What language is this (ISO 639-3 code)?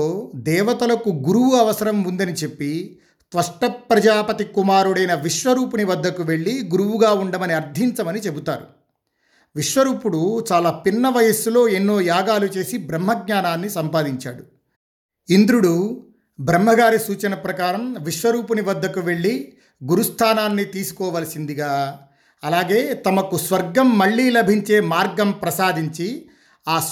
tel